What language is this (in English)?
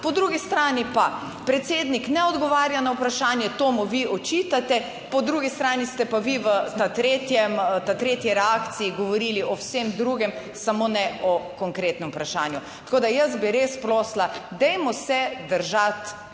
Slovenian